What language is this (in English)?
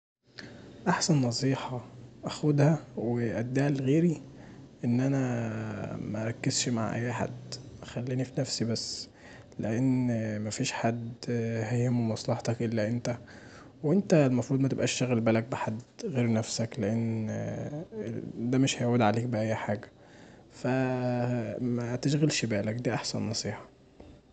Egyptian Arabic